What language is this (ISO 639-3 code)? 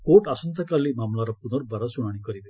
ori